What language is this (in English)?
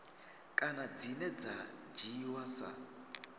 Venda